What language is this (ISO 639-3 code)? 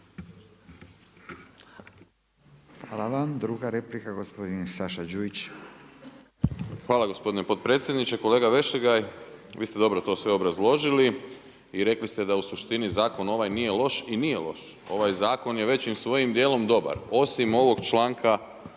hrv